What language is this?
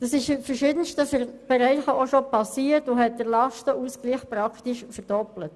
Swiss German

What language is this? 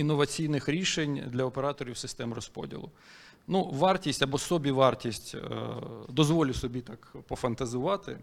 Ukrainian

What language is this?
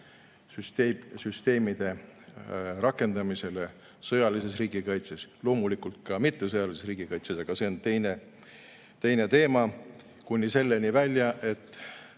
Estonian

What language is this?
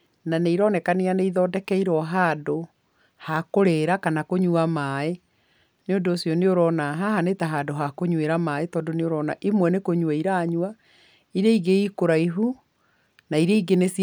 Kikuyu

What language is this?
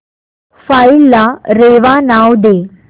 Marathi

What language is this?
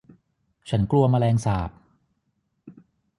Thai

